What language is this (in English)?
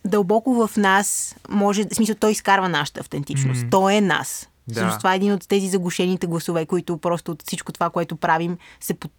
Bulgarian